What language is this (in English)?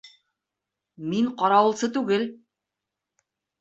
Bashkir